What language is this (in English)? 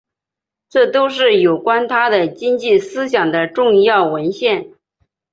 Chinese